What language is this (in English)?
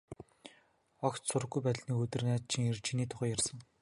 Mongolian